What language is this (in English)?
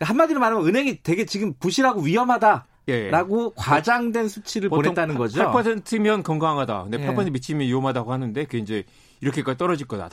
Korean